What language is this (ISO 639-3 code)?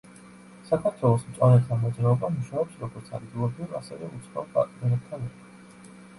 kat